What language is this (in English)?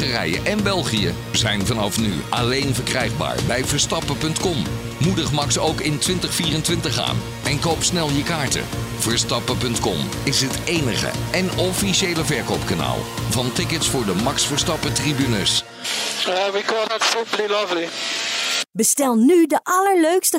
Dutch